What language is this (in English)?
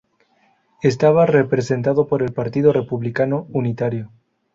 Spanish